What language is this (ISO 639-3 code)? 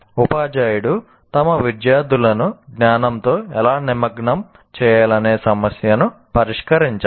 tel